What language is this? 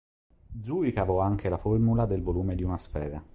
Italian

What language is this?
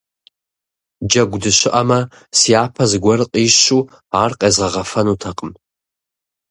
Kabardian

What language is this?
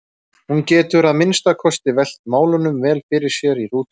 Icelandic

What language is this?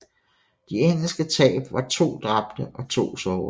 Danish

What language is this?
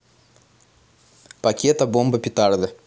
Russian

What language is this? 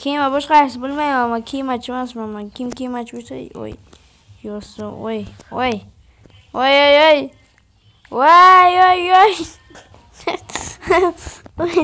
Turkish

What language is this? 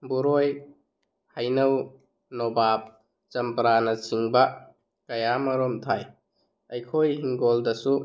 Manipuri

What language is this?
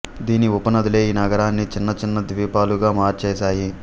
Telugu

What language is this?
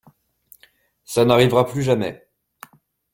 French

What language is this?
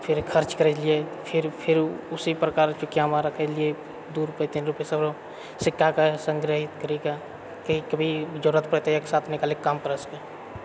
Maithili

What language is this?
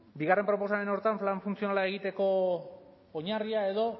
Basque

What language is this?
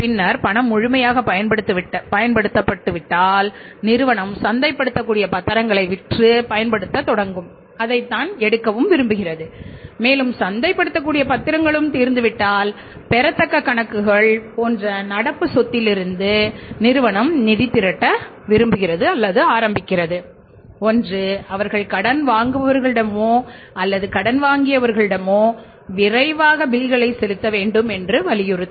Tamil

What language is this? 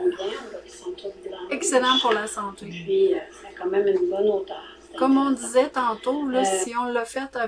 French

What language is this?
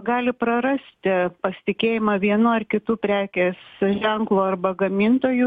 Lithuanian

